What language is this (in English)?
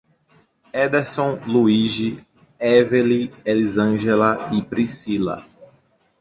Portuguese